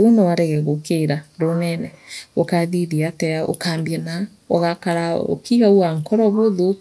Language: Meru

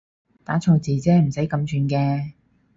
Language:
Cantonese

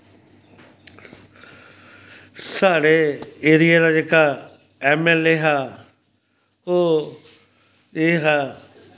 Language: Dogri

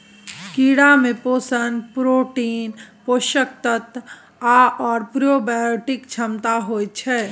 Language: Maithili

